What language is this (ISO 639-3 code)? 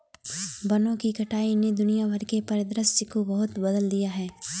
hin